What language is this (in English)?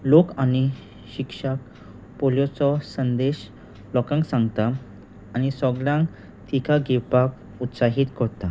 Konkani